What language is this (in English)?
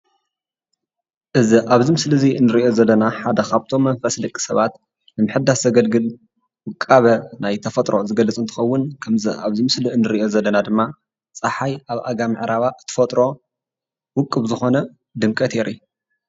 Tigrinya